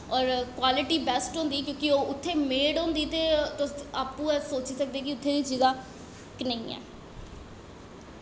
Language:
Dogri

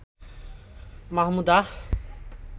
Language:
Bangla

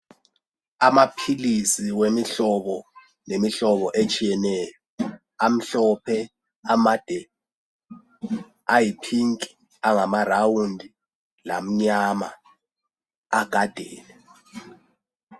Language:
North Ndebele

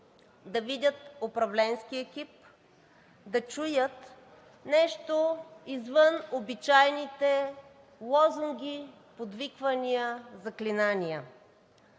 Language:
Bulgarian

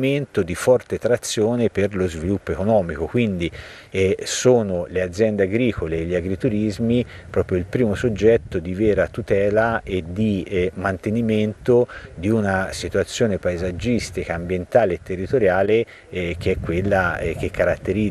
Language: Italian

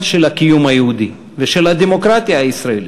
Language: Hebrew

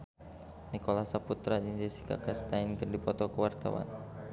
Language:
Sundanese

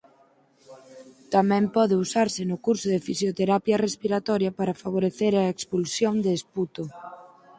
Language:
Galician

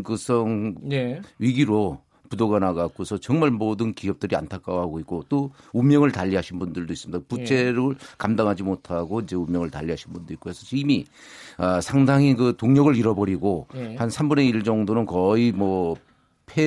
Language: Korean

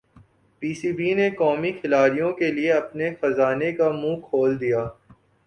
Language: Urdu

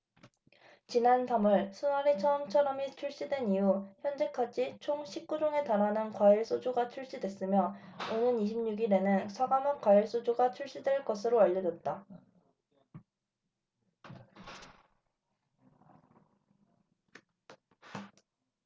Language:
Korean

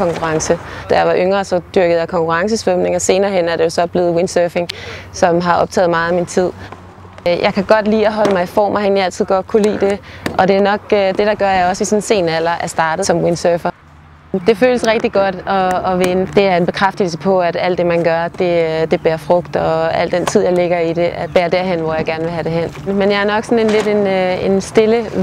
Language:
Danish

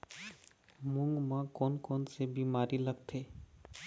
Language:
Chhattisgarhi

